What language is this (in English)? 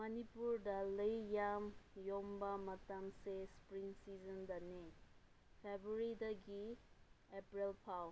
Manipuri